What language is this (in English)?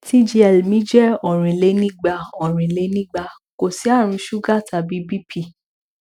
Yoruba